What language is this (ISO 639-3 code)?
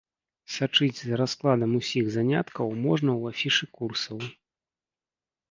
bel